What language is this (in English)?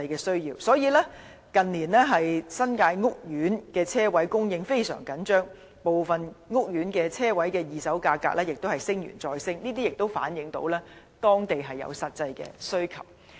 Cantonese